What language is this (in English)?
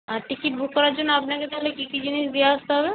Bangla